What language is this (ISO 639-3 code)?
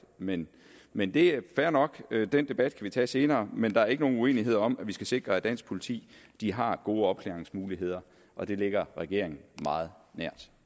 dan